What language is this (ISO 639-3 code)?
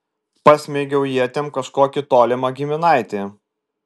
lit